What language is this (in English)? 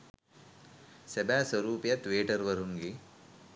Sinhala